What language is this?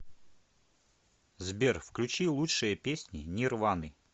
Russian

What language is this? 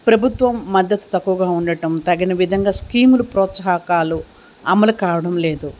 Telugu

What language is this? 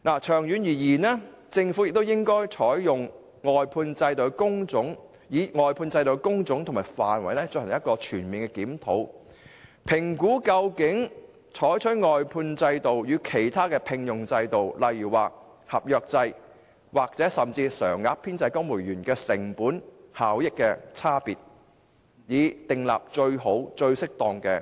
Cantonese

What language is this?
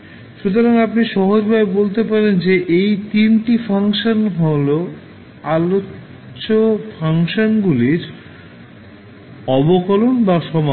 Bangla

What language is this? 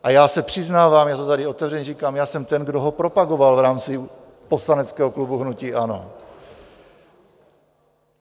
Czech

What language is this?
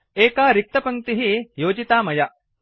Sanskrit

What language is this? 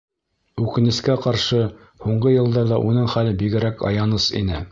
Bashkir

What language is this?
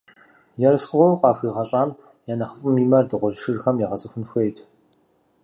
Kabardian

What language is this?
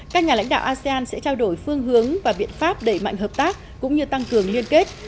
Vietnamese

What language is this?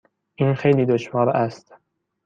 Persian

